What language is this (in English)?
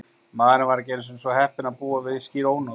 Icelandic